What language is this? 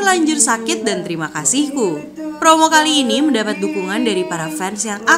Indonesian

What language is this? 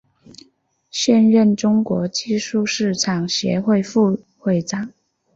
Chinese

